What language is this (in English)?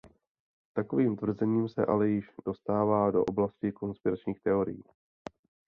Czech